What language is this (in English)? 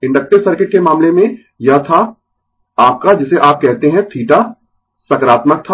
Hindi